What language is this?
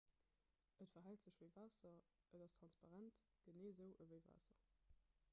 Luxembourgish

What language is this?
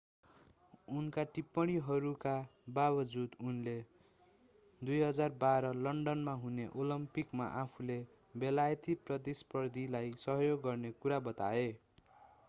Nepali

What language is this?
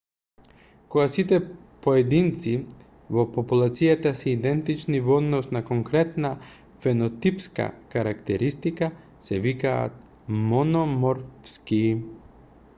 Macedonian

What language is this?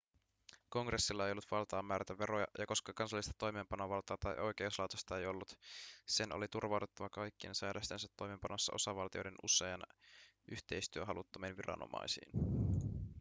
Finnish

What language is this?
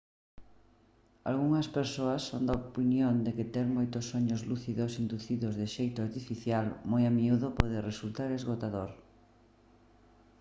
Galician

